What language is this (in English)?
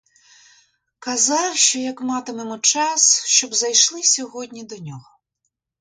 Ukrainian